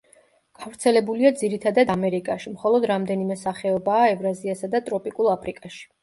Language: Georgian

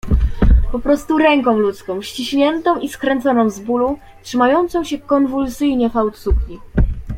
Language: Polish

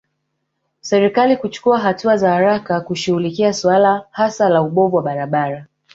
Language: Swahili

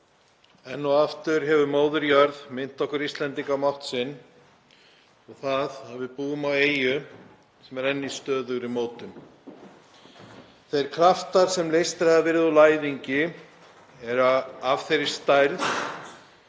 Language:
Icelandic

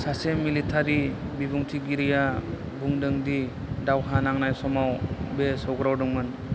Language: Bodo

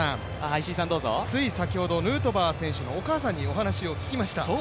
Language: Japanese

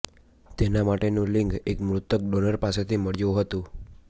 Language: Gujarati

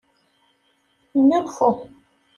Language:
Kabyle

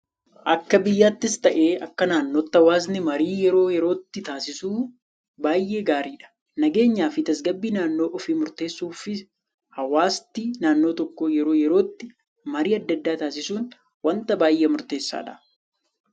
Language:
Oromo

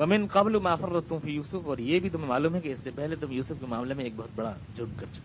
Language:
Urdu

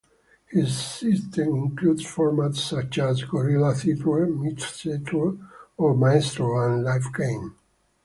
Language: English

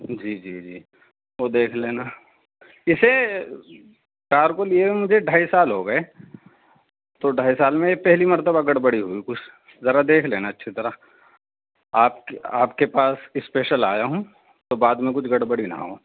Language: Urdu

